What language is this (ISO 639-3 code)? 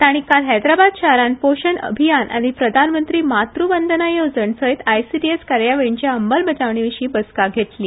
kok